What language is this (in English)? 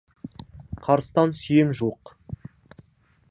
Kazakh